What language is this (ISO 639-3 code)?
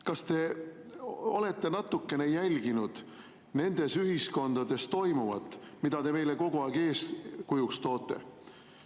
est